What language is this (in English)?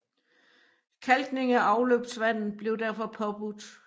Danish